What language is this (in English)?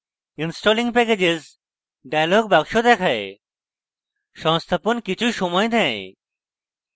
Bangla